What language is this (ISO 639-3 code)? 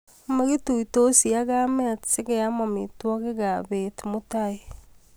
kln